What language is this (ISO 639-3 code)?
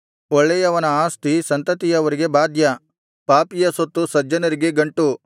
kan